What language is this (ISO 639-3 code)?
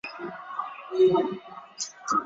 zho